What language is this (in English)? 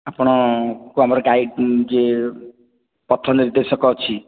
Odia